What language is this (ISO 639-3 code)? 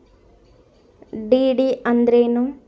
kan